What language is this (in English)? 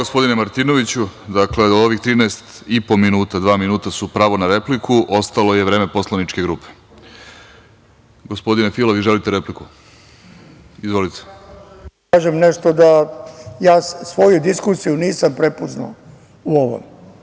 Serbian